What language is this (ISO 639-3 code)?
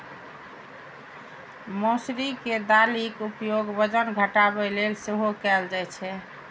mai